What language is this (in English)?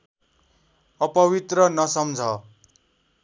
Nepali